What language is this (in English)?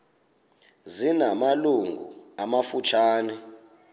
Xhosa